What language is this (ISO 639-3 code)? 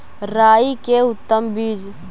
mag